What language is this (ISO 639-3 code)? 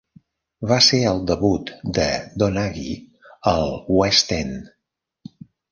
cat